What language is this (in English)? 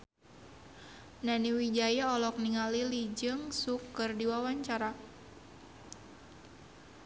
Sundanese